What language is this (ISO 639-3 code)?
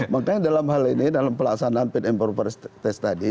ind